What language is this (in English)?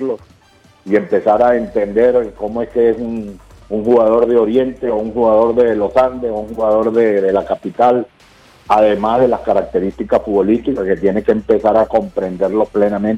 Spanish